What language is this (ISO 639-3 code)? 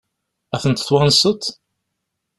kab